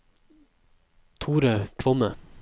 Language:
Norwegian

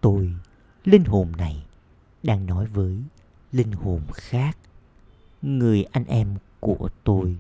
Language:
Vietnamese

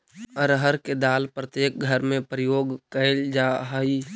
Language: Magahi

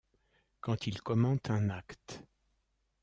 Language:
French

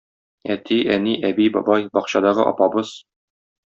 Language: Tatar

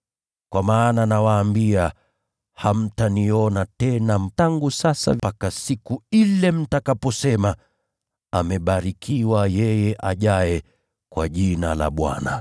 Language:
Swahili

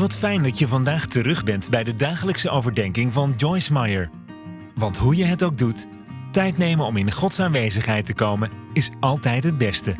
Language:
Dutch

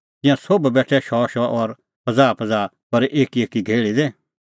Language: Kullu Pahari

